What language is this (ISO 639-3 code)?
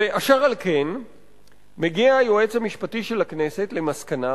heb